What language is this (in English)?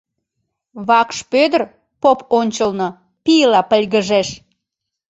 Mari